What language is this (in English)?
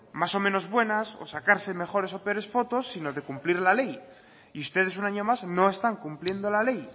Spanish